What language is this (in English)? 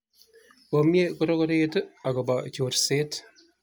Kalenjin